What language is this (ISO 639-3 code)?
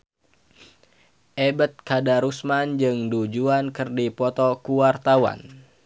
sun